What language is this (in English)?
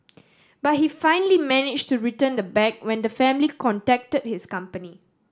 English